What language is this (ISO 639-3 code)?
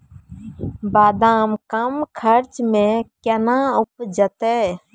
mai